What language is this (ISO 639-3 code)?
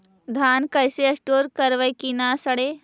mag